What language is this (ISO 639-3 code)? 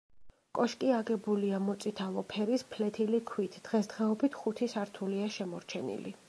kat